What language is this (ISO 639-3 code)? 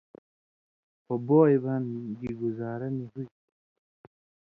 mvy